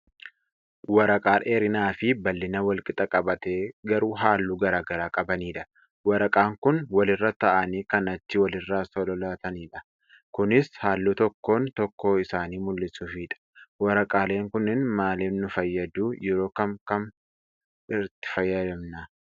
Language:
Oromo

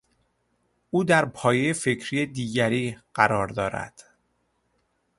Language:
Persian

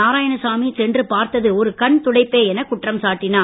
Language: Tamil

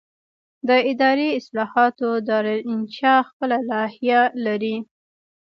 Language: Pashto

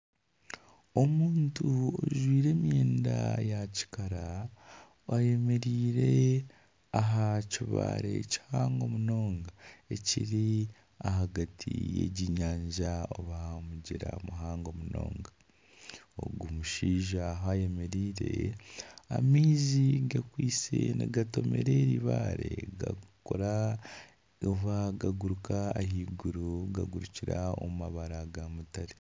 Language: Nyankole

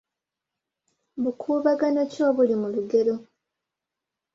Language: Ganda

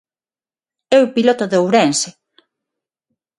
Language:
Galician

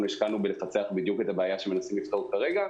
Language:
Hebrew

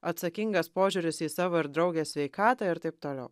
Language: Lithuanian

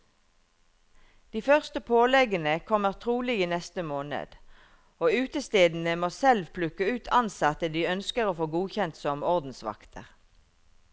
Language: Norwegian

